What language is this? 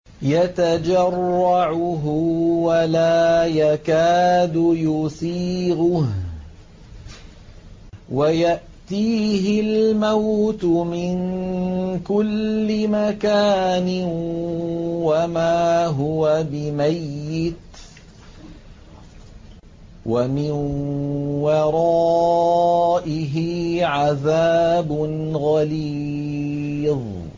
Arabic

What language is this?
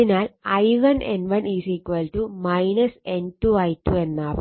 Malayalam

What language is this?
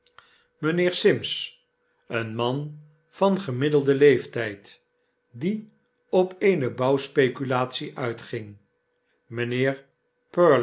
Dutch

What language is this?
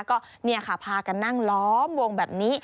Thai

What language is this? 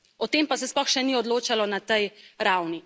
Slovenian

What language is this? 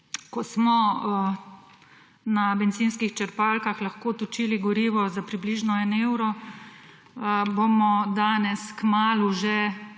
Slovenian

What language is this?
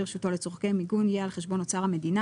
Hebrew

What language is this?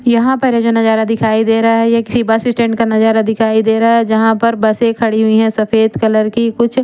Hindi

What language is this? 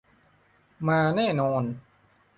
Thai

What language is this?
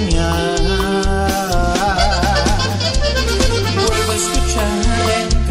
Romanian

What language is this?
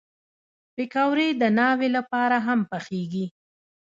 Pashto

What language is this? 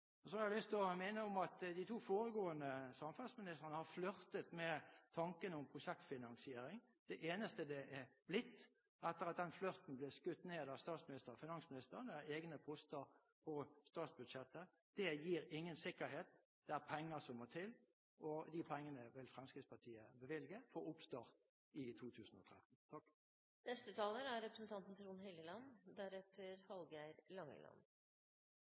Norwegian Bokmål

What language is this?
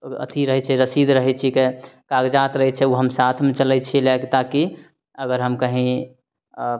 Maithili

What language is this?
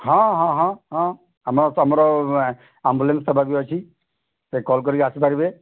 Odia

